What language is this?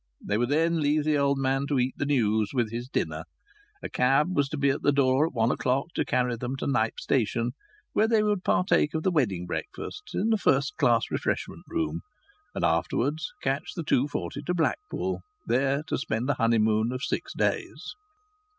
English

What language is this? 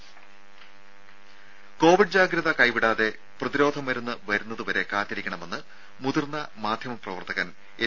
Malayalam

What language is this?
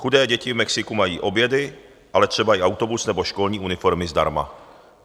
Czech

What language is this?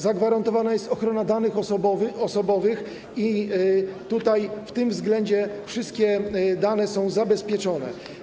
Polish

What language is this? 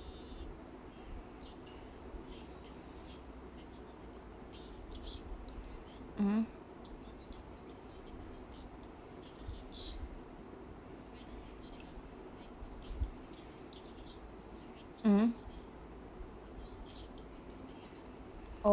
English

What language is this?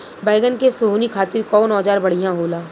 Bhojpuri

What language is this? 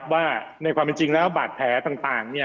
Thai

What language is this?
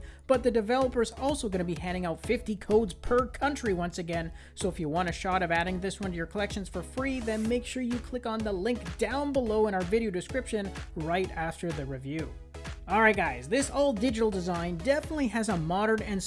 English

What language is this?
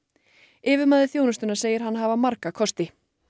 Icelandic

